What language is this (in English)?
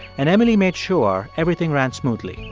English